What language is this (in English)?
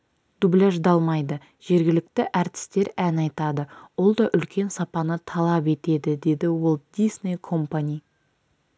Kazakh